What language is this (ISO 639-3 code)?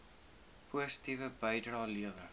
afr